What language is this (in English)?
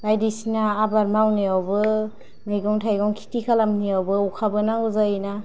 Bodo